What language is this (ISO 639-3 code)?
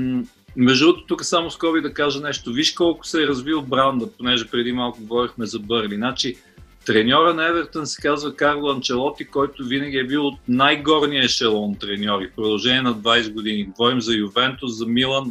bul